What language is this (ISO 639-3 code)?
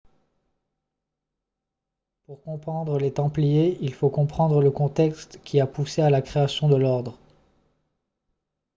fra